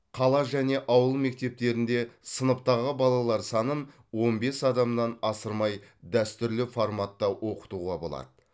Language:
Kazakh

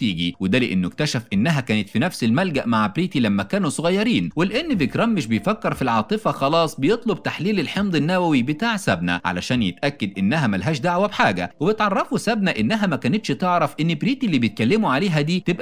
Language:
Arabic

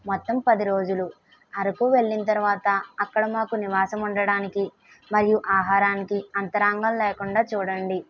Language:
Telugu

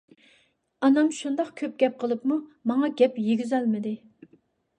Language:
Uyghur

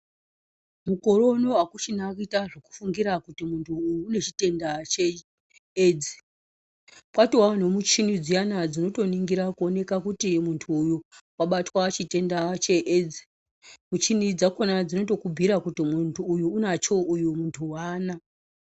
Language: Ndau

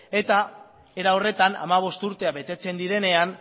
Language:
Basque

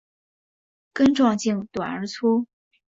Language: Chinese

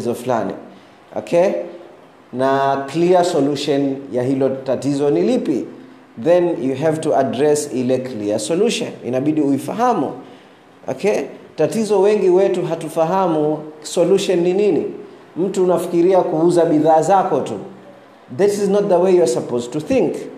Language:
Swahili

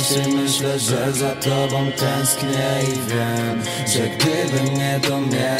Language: Polish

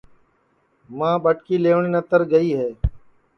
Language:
Sansi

